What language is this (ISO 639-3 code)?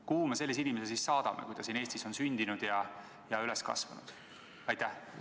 est